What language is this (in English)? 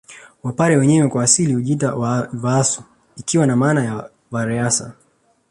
Swahili